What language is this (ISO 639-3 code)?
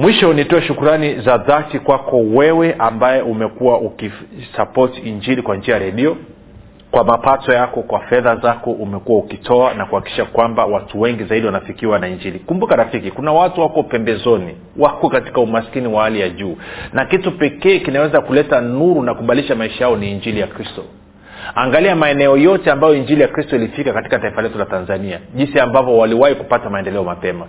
swa